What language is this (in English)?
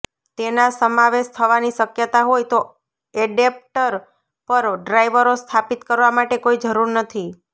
Gujarati